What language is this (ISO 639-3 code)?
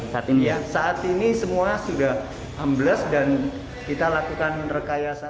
ind